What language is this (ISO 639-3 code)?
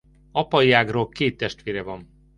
hun